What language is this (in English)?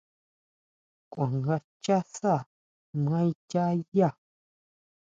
Huautla Mazatec